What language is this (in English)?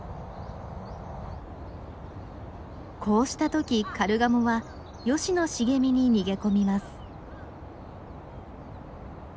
Japanese